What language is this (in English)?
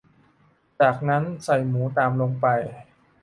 Thai